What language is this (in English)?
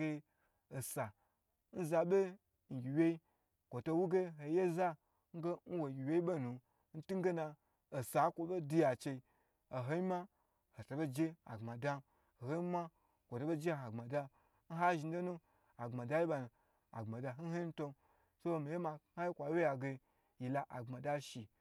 Gbagyi